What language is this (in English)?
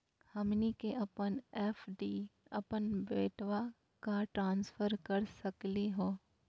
Magahi